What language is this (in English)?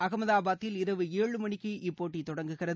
Tamil